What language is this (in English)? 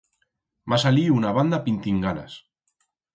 Aragonese